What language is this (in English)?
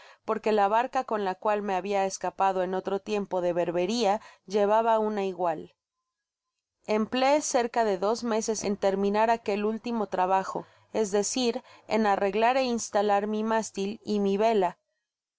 Spanish